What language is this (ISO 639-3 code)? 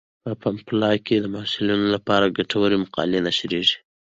pus